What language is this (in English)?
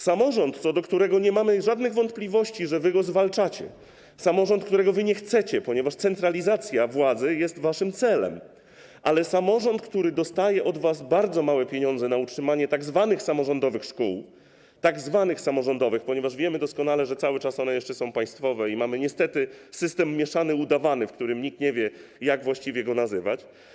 Polish